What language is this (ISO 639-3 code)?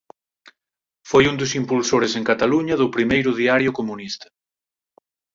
glg